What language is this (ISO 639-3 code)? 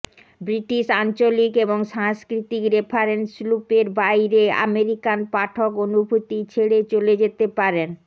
ben